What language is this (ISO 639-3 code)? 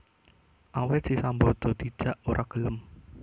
jav